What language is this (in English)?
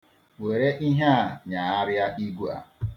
Igbo